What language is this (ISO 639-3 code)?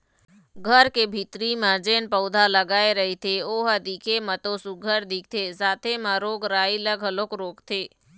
hne